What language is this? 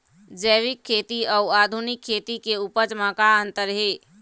Chhattisgarhi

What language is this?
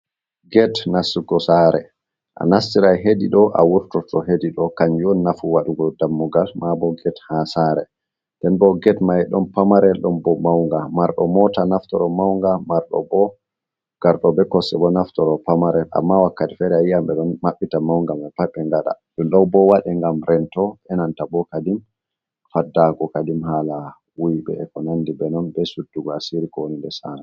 Fula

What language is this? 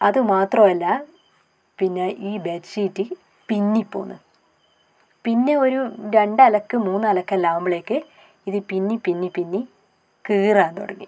Malayalam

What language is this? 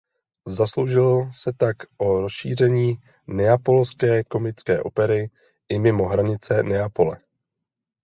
Czech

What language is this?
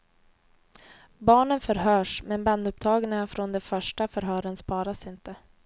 Swedish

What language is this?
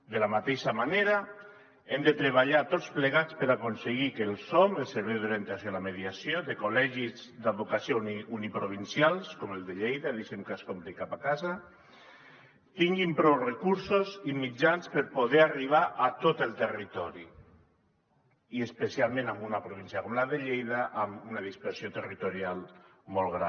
Catalan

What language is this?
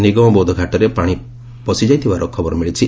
Odia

